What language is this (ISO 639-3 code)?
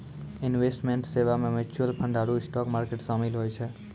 mai